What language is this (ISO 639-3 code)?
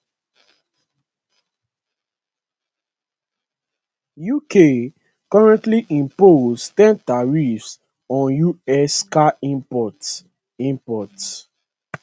pcm